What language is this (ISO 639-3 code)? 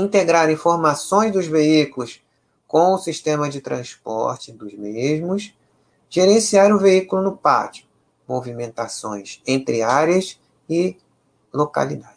por